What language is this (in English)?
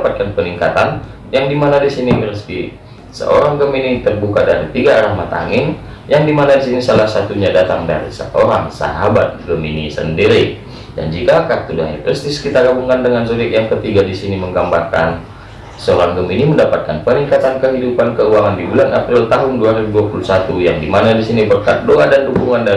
Indonesian